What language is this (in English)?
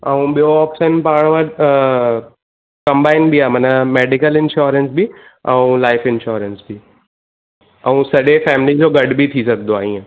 Sindhi